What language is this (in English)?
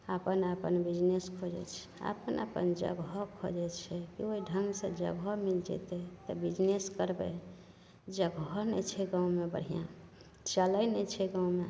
Maithili